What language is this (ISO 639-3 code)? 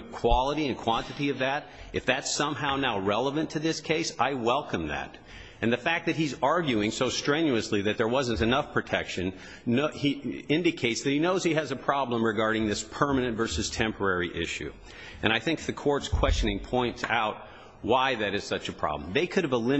eng